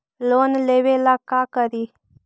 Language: Magahi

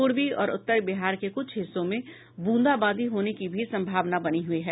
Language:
Hindi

